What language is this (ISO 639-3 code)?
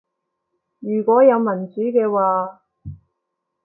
yue